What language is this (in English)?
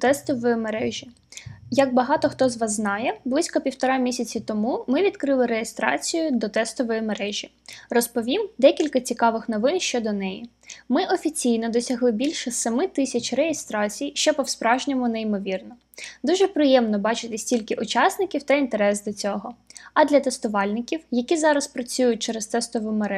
Ukrainian